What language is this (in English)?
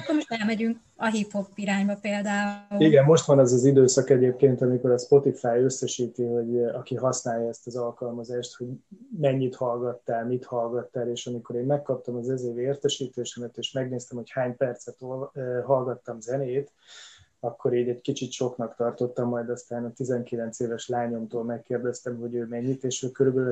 Hungarian